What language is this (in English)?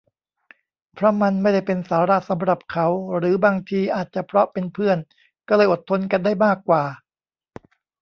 Thai